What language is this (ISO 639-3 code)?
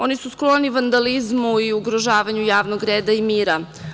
srp